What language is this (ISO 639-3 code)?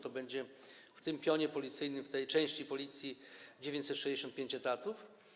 pol